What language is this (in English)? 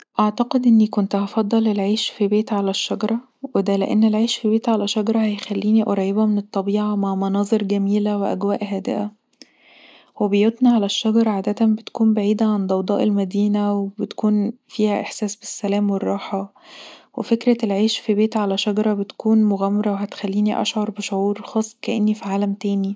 Egyptian Arabic